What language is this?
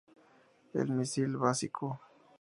Spanish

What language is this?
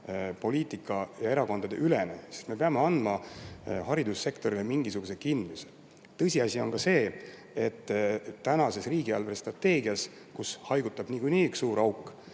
Estonian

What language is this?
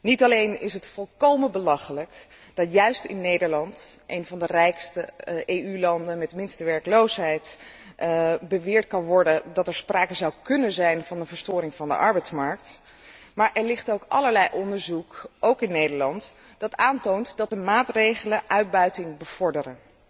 Dutch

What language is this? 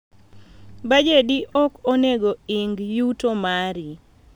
Luo (Kenya and Tanzania)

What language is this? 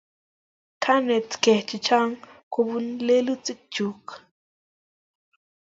Kalenjin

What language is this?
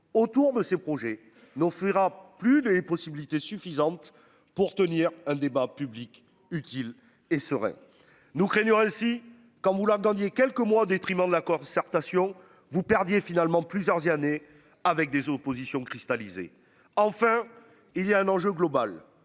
French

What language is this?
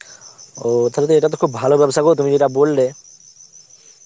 Bangla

